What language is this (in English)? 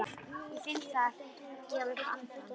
Icelandic